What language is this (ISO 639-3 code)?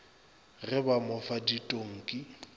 nso